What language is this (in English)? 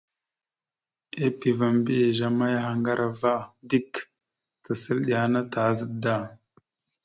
Mada (Cameroon)